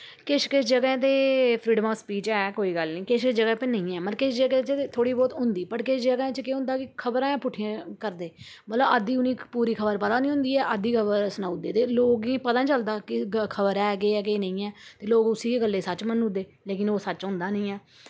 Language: Dogri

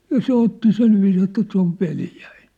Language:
Finnish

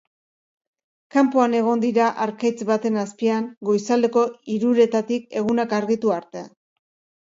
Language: Basque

